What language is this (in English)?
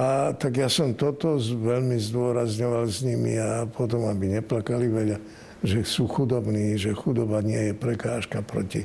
Slovak